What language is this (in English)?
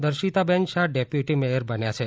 Gujarati